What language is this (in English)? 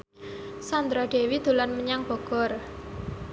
Javanese